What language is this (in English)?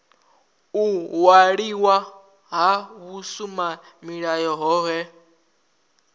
Venda